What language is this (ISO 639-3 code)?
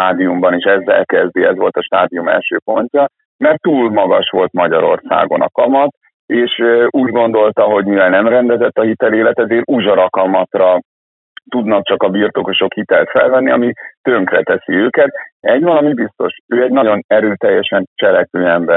hun